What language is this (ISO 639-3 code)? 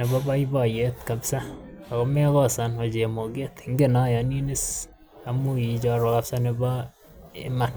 kln